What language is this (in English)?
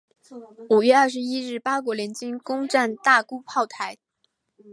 Chinese